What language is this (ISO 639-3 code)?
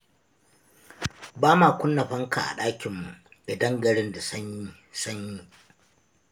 hau